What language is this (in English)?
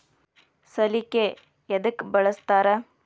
Kannada